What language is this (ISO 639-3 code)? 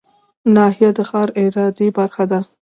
pus